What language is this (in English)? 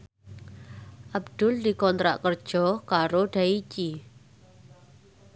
Javanese